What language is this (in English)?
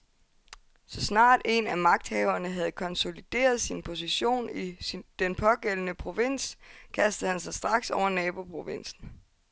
Danish